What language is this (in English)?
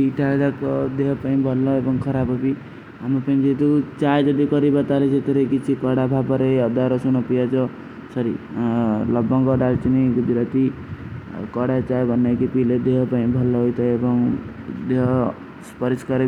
Kui (India)